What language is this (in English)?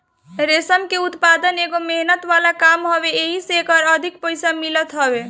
Bhojpuri